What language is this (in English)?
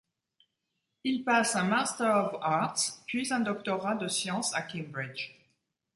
French